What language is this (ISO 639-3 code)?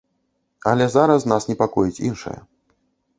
bel